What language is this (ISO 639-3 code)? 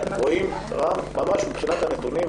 heb